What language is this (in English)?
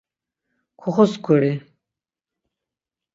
Laz